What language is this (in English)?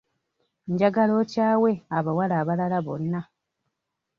Ganda